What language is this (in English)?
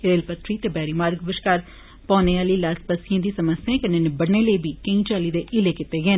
Dogri